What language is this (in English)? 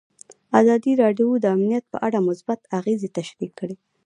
Pashto